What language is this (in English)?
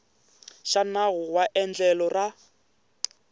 Tsonga